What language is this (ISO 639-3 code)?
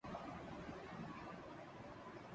urd